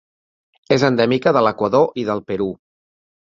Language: Catalan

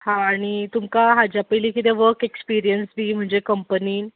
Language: Konkani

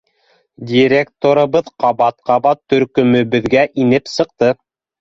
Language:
Bashkir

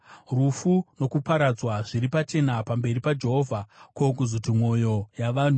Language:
Shona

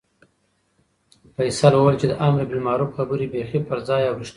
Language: Pashto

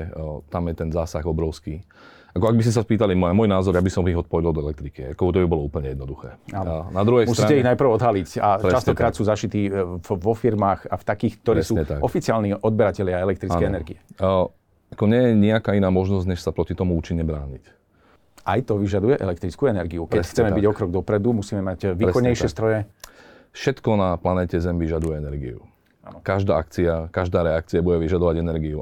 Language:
Slovak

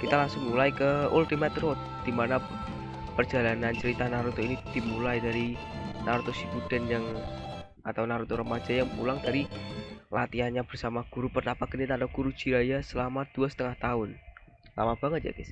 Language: Indonesian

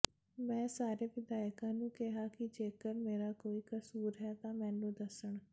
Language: Punjabi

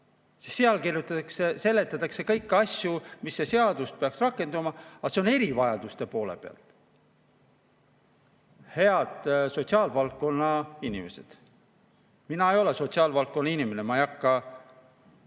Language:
Estonian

